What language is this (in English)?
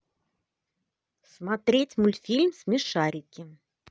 Russian